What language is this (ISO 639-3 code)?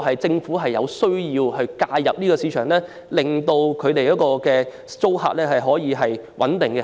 yue